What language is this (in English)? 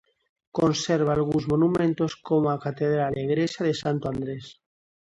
Galician